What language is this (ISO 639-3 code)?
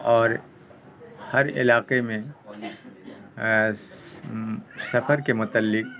urd